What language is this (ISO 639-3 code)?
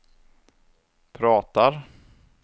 swe